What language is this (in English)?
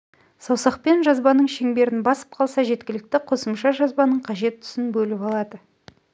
Kazakh